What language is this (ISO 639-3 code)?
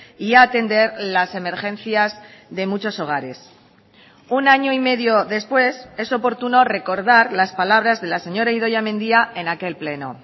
spa